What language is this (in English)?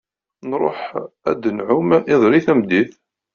Kabyle